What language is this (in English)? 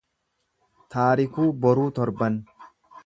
Oromo